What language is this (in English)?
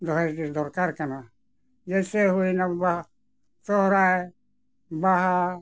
Santali